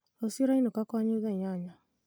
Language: Kikuyu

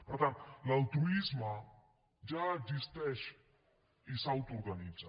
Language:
Catalan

